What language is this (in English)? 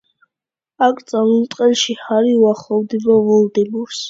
Georgian